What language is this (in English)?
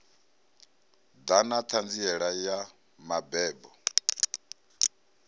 Venda